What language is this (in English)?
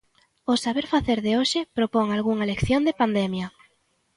Galician